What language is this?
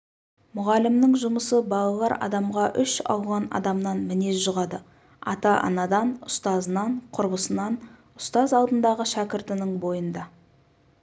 Kazakh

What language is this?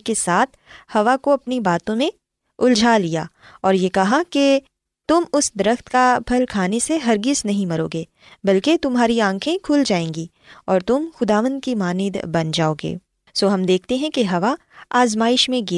Urdu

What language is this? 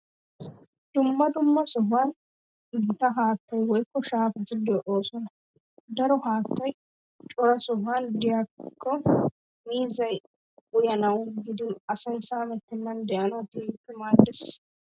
Wolaytta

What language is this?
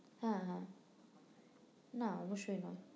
Bangla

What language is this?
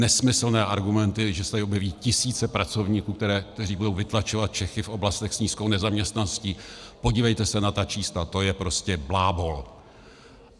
Czech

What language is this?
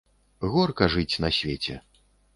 Belarusian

